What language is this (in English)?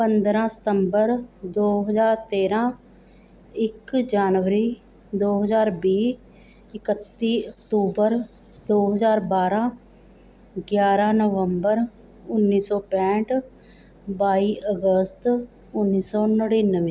Punjabi